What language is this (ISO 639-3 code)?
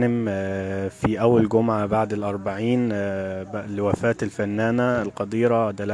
ara